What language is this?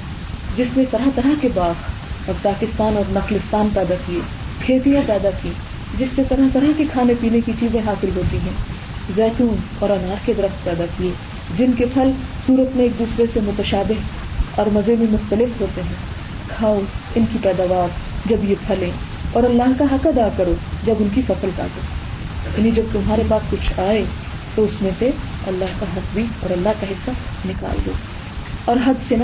Urdu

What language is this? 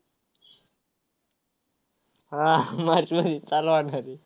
Marathi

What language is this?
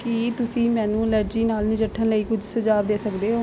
Punjabi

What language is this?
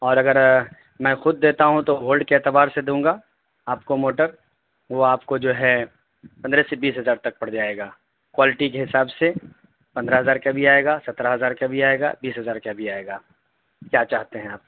Urdu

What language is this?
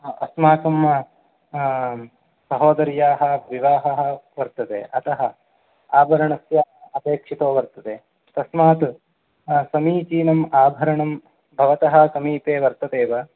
Sanskrit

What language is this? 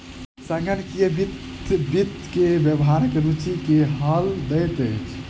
Maithili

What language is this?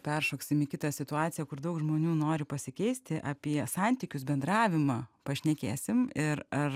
Lithuanian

